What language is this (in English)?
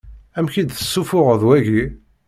Kabyle